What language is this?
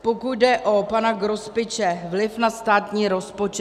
Czech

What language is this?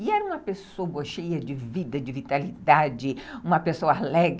Portuguese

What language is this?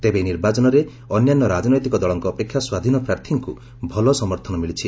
Odia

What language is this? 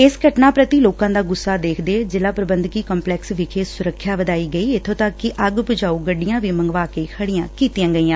Punjabi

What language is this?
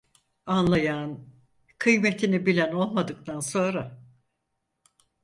Turkish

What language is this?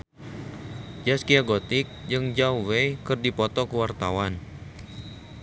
Sundanese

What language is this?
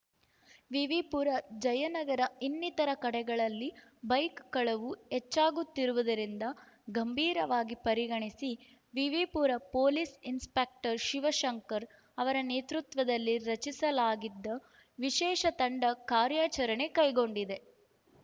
Kannada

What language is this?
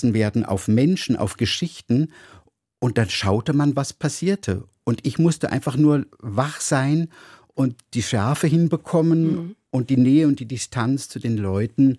German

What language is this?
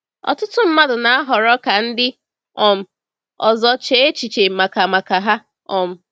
Igbo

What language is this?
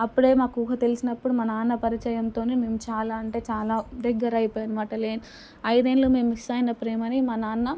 Telugu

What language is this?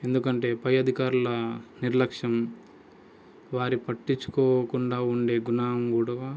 Telugu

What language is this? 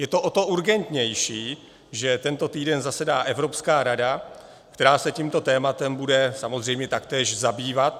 Czech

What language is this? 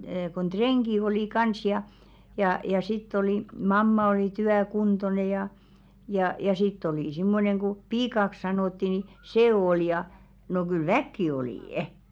Finnish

